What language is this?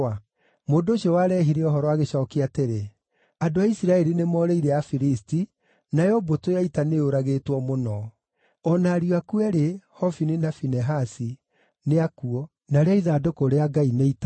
Kikuyu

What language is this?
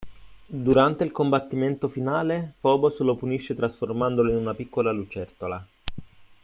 Italian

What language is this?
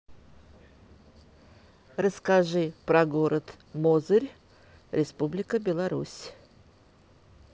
Russian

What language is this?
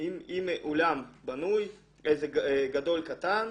Hebrew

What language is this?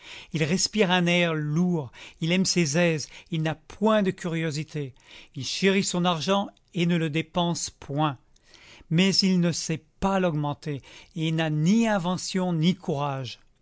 French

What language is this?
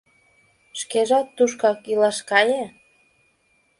Mari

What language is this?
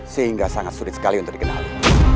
Indonesian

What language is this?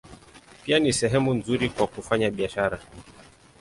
Swahili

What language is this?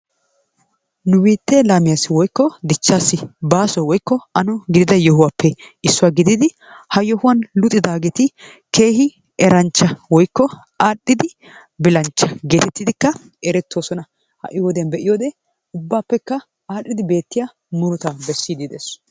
Wolaytta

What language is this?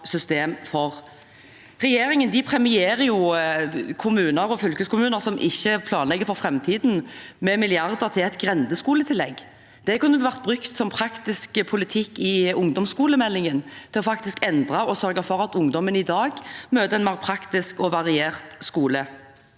Norwegian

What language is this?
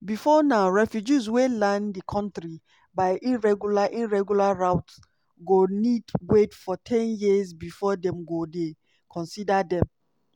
Nigerian Pidgin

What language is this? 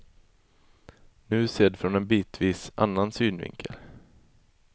Swedish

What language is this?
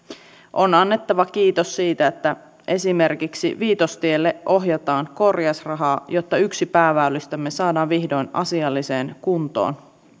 Finnish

